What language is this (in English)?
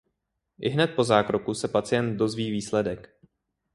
Czech